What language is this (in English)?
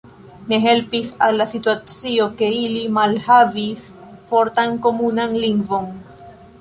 Esperanto